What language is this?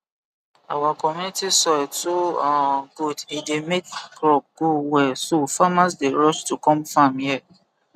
Nigerian Pidgin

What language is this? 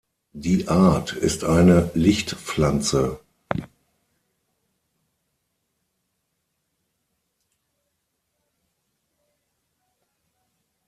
German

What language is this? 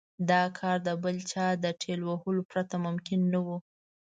Pashto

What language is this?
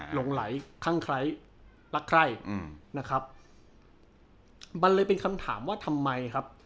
Thai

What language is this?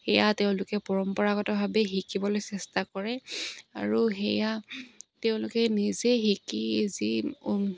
Assamese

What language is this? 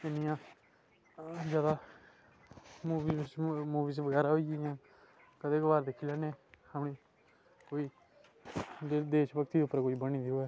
Dogri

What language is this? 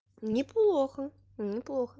Russian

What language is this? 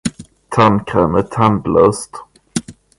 Swedish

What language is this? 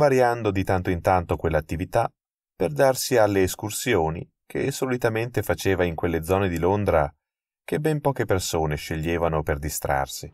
Italian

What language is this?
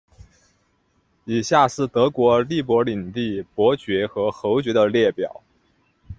Chinese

